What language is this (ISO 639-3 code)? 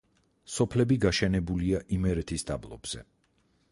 kat